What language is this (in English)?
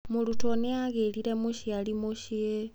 Kikuyu